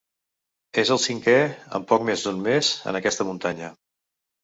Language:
Catalan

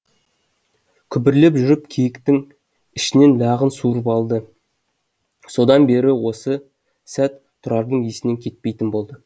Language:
Kazakh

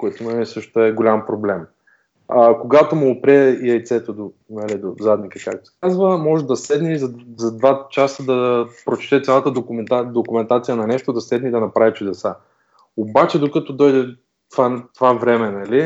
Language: Bulgarian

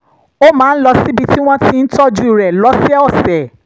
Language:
Yoruba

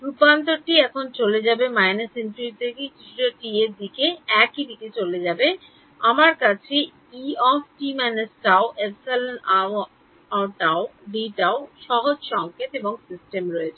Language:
Bangla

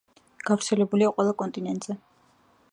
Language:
Georgian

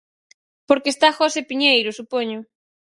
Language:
Galician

